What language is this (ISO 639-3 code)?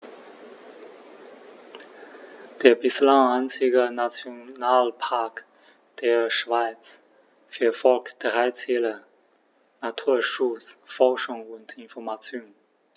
deu